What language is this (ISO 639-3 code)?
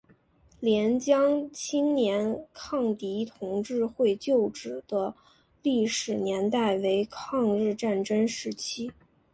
zho